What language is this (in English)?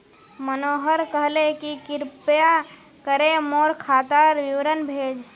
Magahi